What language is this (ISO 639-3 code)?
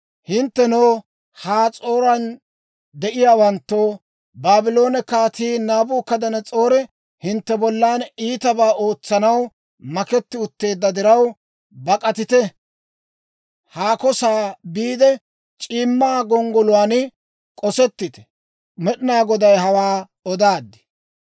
dwr